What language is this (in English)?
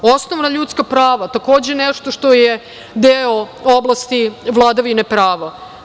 Serbian